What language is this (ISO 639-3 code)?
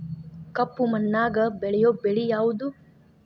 kan